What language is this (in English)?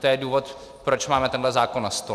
Czech